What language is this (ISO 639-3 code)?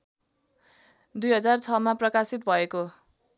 nep